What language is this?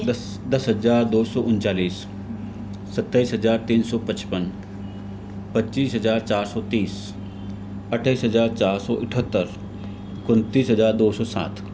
Hindi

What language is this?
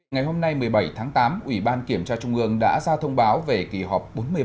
Vietnamese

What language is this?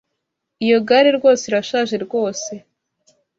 Kinyarwanda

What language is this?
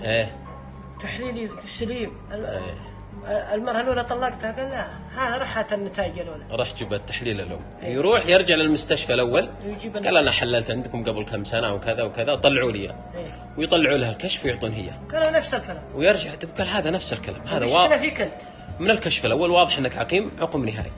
Arabic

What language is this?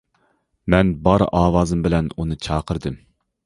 Uyghur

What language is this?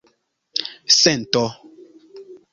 Esperanto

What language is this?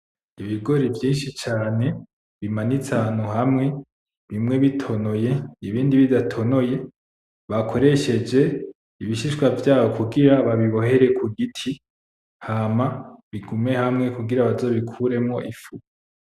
Rundi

